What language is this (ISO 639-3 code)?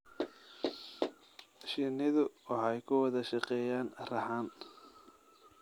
som